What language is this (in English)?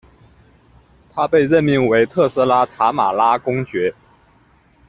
Chinese